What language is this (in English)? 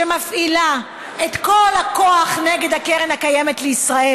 Hebrew